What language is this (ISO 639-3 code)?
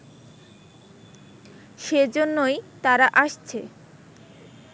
ben